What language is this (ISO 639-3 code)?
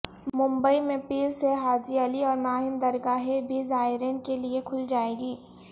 urd